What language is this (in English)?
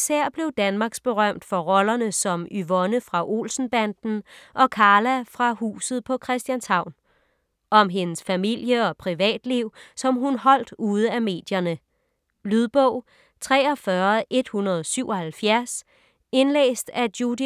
Danish